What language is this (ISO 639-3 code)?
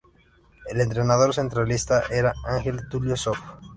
spa